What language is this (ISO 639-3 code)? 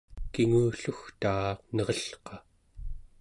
esu